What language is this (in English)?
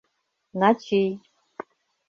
Mari